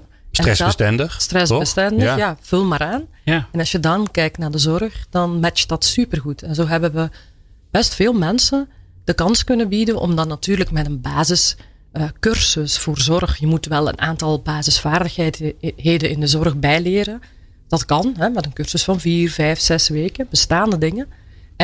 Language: Dutch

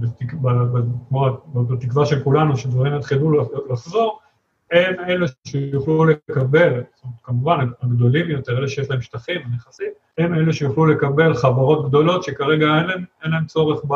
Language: Hebrew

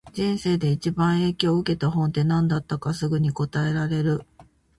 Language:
Japanese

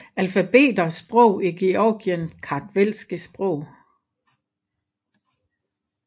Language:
Danish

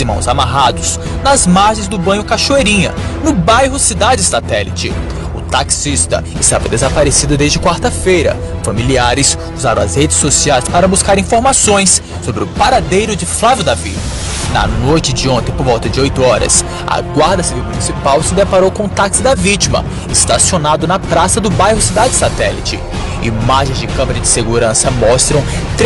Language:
Portuguese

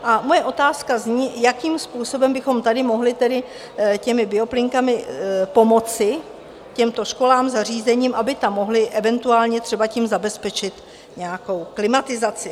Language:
Czech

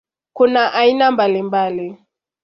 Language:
Swahili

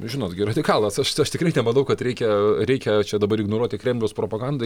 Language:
Lithuanian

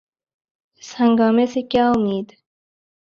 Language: Urdu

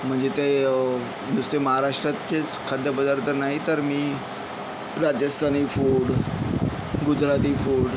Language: Marathi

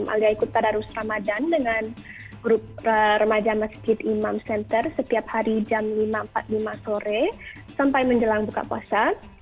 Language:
Indonesian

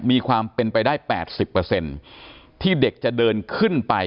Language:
Thai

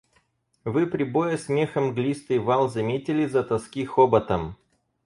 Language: Russian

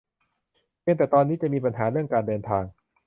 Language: Thai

